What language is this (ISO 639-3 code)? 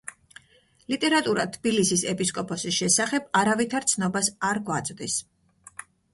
kat